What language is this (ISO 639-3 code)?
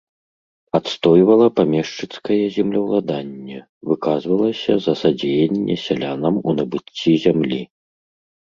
bel